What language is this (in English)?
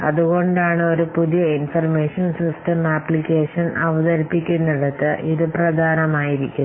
Malayalam